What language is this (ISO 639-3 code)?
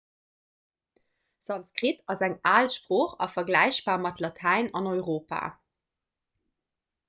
ltz